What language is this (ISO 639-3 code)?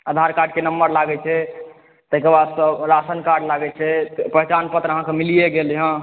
mai